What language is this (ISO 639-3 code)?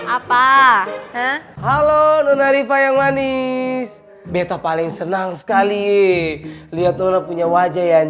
ind